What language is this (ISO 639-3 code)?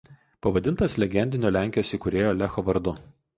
lit